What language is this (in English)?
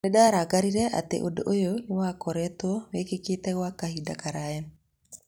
Kikuyu